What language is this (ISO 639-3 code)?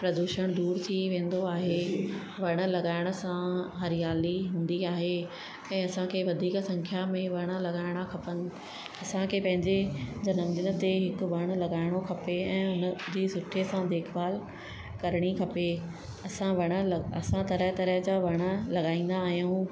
snd